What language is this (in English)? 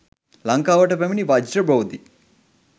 Sinhala